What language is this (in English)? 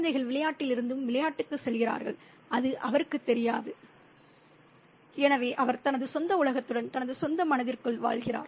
Tamil